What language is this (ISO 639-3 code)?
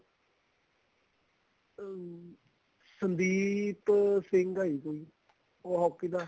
pan